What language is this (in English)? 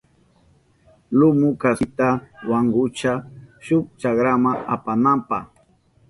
Southern Pastaza Quechua